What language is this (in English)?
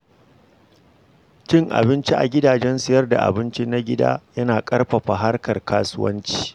Hausa